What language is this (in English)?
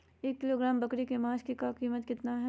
Magahi